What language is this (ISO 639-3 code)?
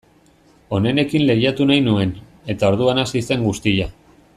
eus